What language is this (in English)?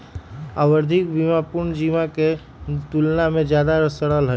Magahi